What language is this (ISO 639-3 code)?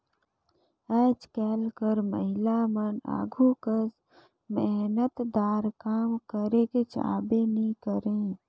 hne